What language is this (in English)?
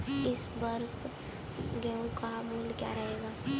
Hindi